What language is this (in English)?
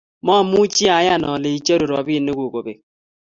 Kalenjin